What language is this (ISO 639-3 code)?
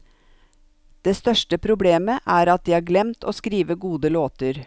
nor